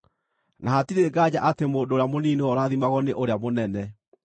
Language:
Kikuyu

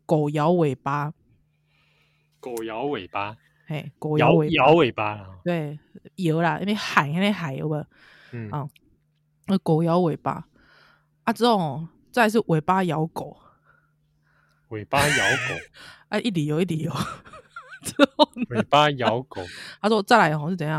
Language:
Chinese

